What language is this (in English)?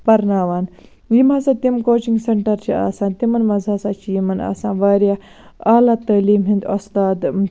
Kashmiri